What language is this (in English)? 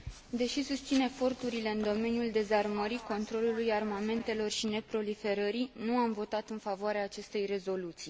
Romanian